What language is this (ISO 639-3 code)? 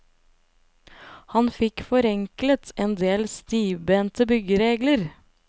nor